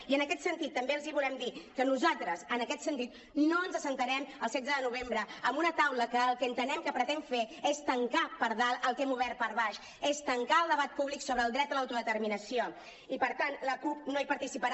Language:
Catalan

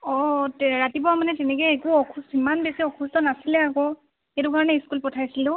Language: Assamese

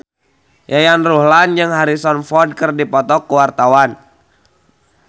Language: Sundanese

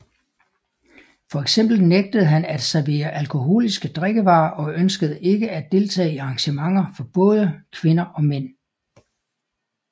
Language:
Danish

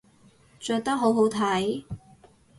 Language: Cantonese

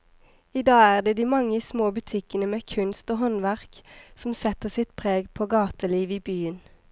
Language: Norwegian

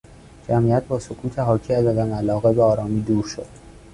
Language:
Persian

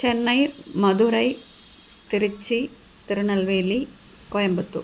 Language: Sanskrit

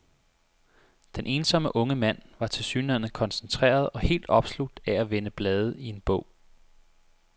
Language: Danish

